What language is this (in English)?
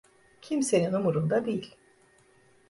Turkish